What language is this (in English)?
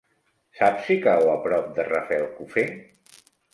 Catalan